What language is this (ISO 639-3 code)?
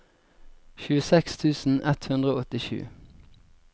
nor